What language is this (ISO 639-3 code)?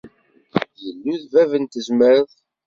kab